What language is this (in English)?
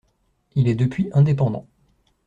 French